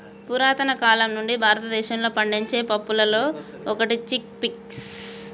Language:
Telugu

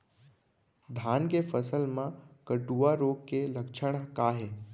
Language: Chhattisgarhi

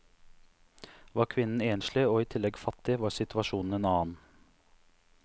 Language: Norwegian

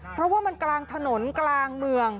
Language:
Thai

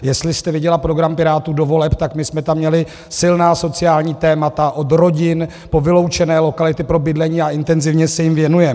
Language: Czech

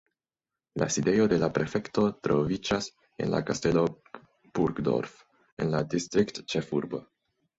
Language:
Esperanto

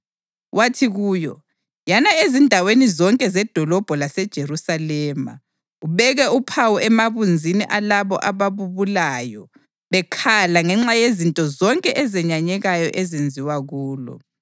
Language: North Ndebele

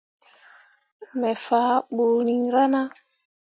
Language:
Mundang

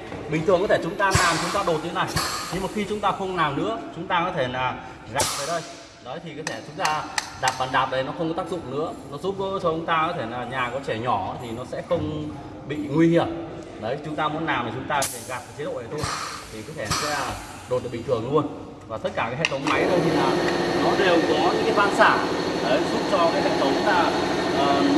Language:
Vietnamese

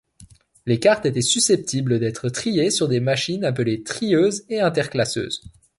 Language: French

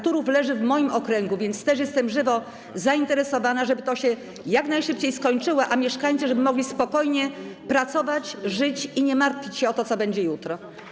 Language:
Polish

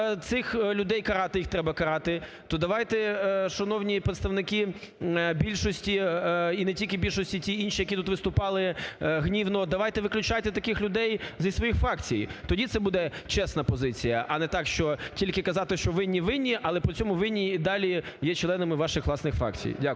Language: Ukrainian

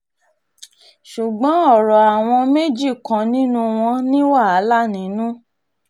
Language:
Yoruba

